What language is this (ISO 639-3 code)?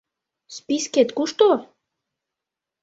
chm